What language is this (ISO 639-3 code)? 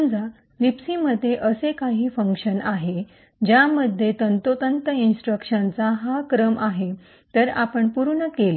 mar